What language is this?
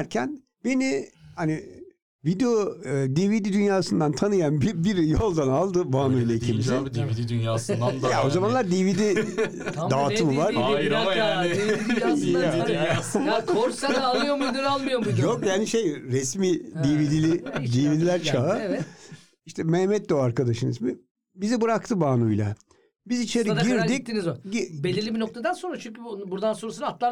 Turkish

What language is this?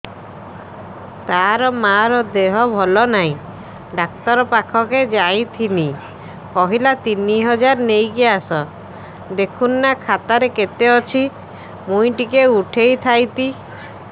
Odia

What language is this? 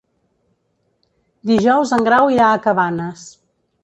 Catalan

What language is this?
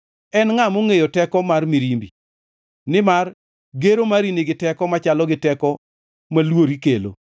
Luo (Kenya and Tanzania)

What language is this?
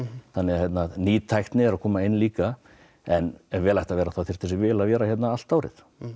Icelandic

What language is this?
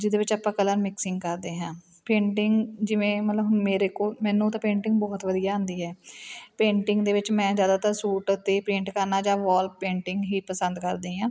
Punjabi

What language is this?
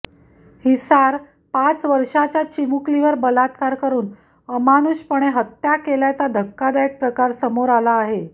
Marathi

